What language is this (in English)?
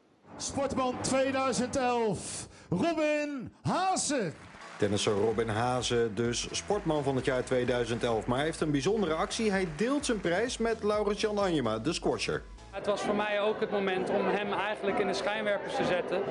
Dutch